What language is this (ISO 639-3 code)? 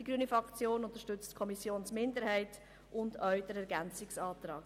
gsw